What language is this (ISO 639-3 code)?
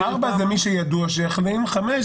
heb